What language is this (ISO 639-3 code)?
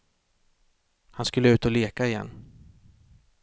swe